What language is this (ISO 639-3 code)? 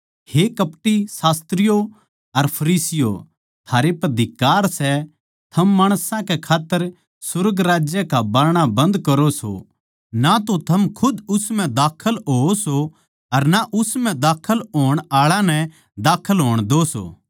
bgc